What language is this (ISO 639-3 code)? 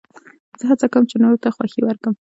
pus